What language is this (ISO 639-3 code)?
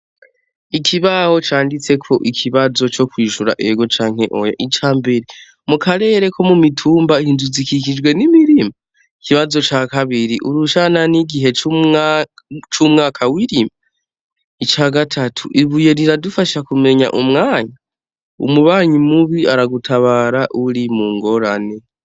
run